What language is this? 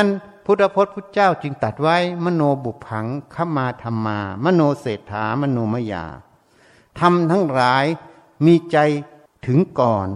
Thai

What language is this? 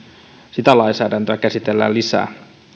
Finnish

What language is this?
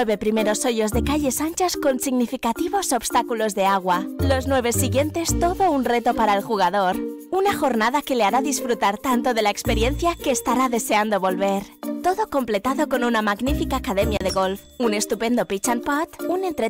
Spanish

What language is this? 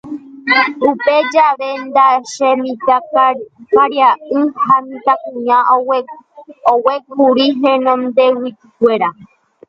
Guarani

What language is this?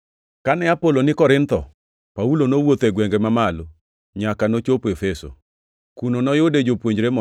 Luo (Kenya and Tanzania)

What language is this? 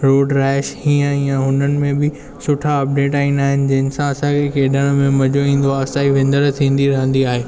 Sindhi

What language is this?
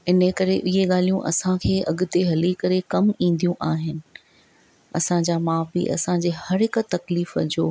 Sindhi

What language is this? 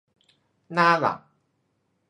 Thai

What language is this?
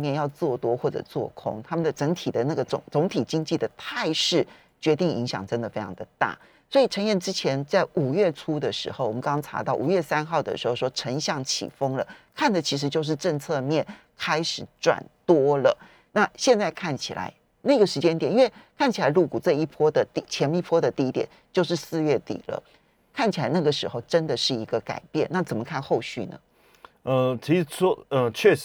Chinese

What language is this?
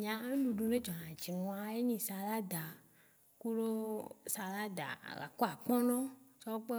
Waci Gbe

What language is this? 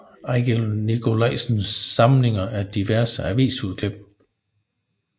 Danish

